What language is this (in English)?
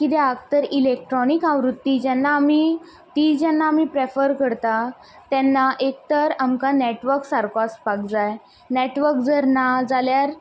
Konkani